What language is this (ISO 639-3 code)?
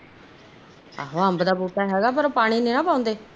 pan